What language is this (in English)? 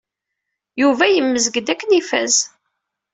Kabyle